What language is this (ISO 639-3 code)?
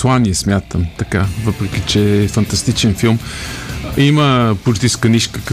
bul